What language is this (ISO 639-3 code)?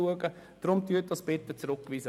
gsw